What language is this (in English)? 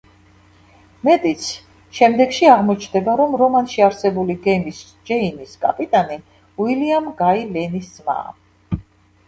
Georgian